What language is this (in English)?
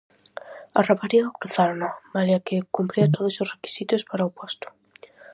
Galician